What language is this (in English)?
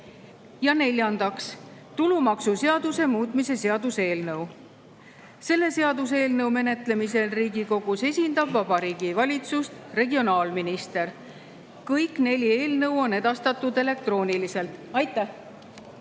Estonian